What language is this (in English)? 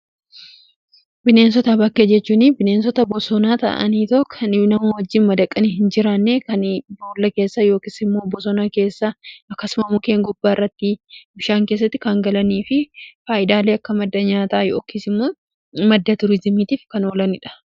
Oromo